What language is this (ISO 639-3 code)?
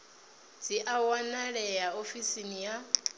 ven